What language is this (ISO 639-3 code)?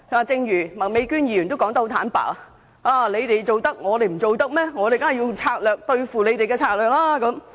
yue